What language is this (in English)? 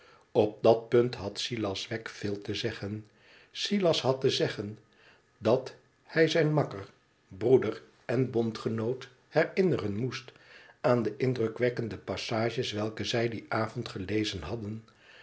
Dutch